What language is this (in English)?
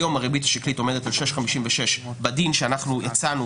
Hebrew